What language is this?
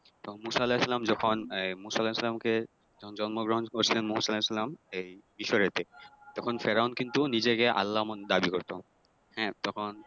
Bangla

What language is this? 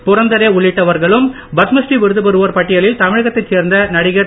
Tamil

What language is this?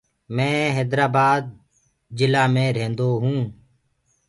Gurgula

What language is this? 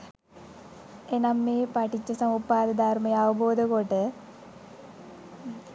Sinhala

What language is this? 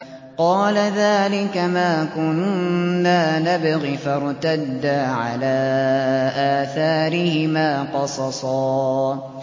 Arabic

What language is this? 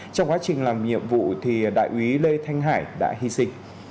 Vietnamese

